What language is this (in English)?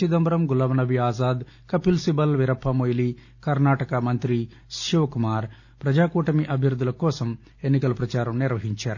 Telugu